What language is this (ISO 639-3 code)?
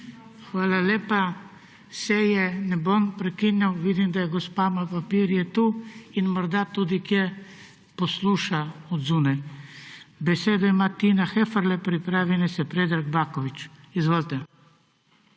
slv